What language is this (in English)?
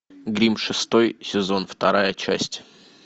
Russian